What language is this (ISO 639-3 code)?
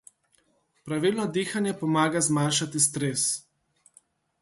slv